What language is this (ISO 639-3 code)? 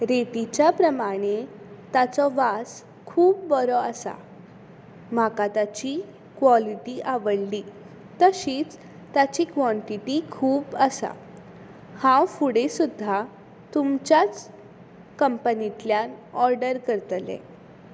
kok